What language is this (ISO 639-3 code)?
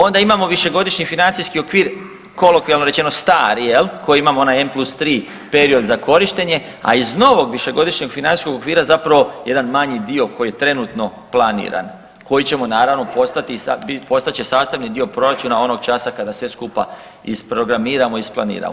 hrv